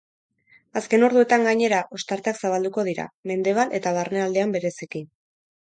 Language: Basque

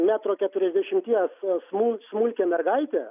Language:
Lithuanian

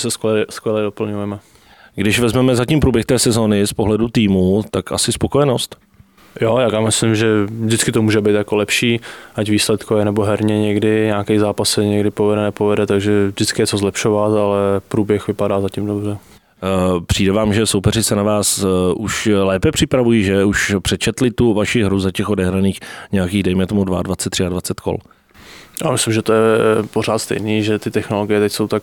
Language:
Czech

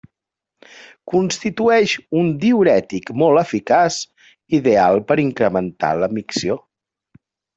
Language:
Catalan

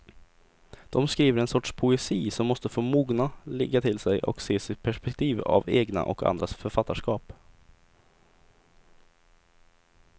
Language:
Swedish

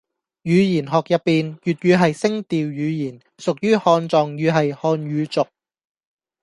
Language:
Cantonese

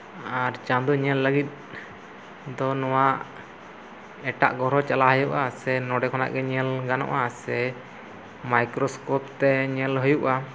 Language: Santali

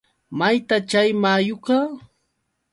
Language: Yauyos Quechua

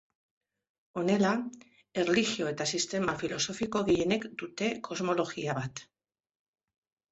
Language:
Basque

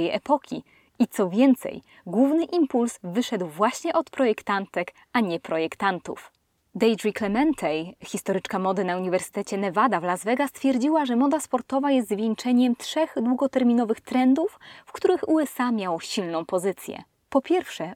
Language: Polish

